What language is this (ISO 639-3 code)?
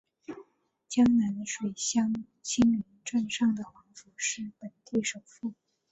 zho